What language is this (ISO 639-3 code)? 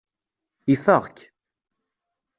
kab